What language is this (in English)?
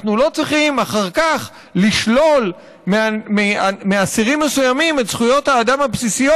Hebrew